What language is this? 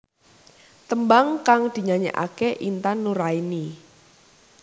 Javanese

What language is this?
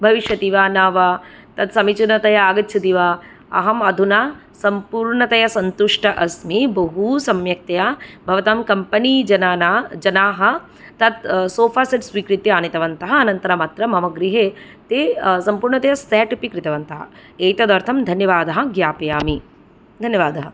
Sanskrit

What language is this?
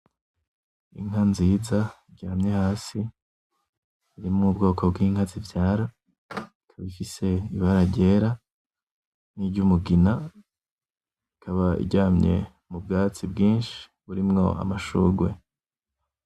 Rundi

